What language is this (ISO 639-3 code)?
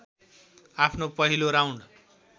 nep